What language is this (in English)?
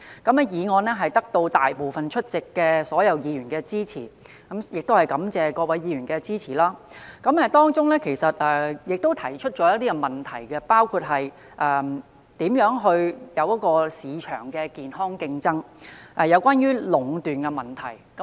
Cantonese